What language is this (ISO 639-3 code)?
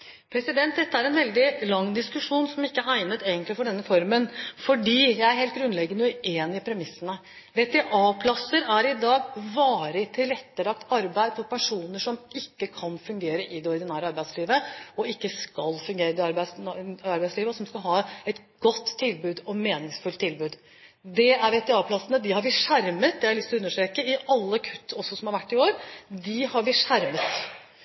nob